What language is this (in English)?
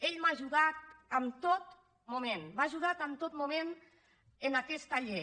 Catalan